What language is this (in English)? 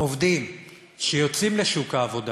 Hebrew